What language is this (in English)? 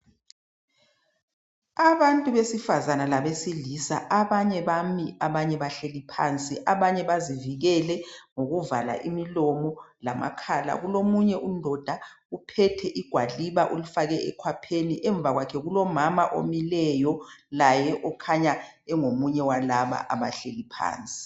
North Ndebele